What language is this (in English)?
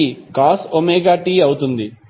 Telugu